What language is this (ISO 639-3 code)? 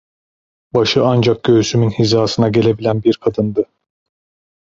tur